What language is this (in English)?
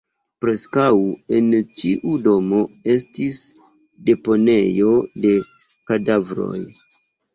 Esperanto